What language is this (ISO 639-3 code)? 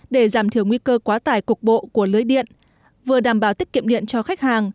vie